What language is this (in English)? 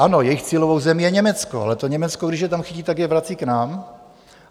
Czech